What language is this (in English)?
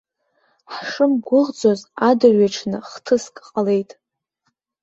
Abkhazian